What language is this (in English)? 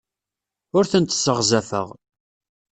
Kabyle